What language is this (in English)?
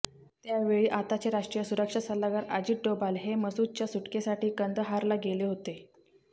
Marathi